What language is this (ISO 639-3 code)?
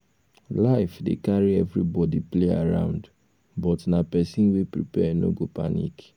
pcm